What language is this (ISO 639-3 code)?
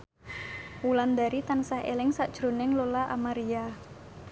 jav